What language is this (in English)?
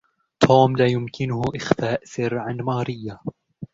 Arabic